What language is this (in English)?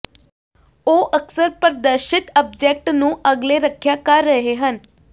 Punjabi